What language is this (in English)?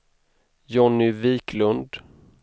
Swedish